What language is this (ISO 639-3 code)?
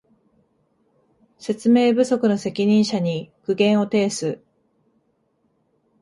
jpn